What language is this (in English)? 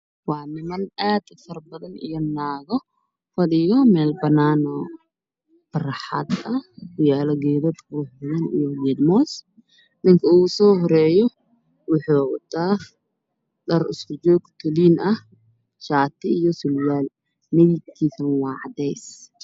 Somali